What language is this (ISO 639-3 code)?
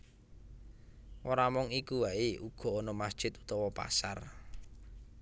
jav